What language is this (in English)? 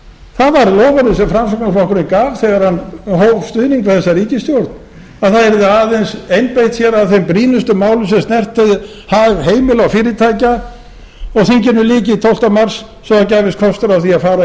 Icelandic